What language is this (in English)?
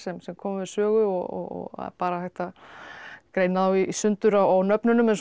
Icelandic